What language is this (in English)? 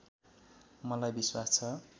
Nepali